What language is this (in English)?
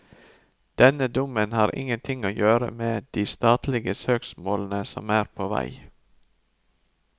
Norwegian